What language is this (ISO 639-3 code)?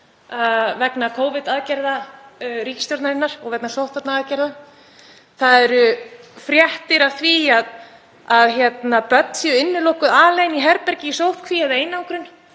isl